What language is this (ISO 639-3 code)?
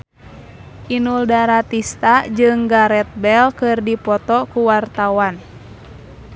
sun